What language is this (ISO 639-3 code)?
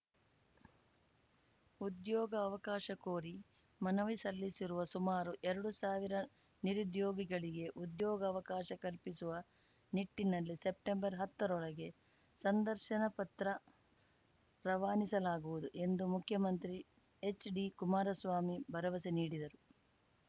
kan